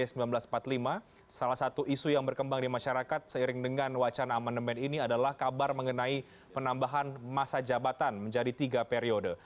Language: Indonesian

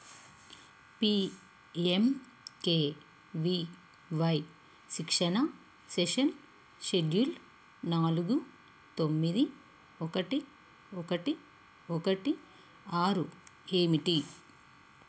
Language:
Telugu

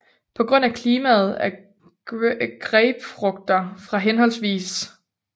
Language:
Danish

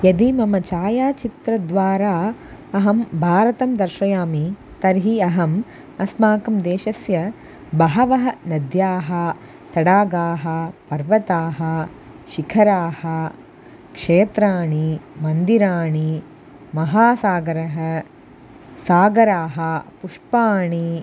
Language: Sanskrit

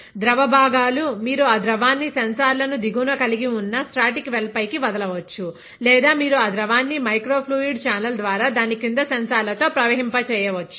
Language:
Telugu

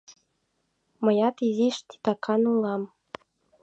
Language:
Mari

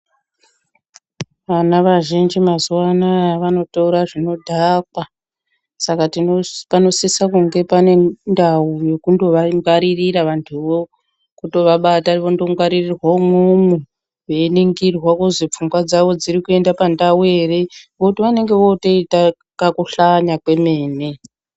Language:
Ndau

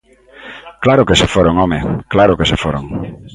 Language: Galician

